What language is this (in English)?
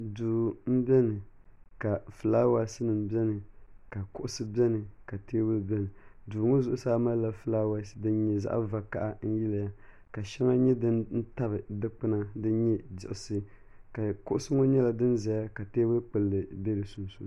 Dagbani